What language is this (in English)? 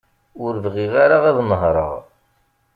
Kabyle